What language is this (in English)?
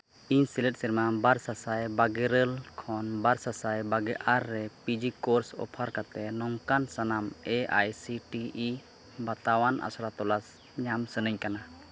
Santali